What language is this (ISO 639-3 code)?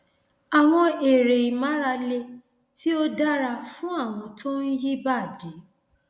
yor